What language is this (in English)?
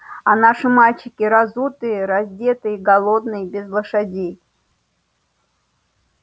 Russian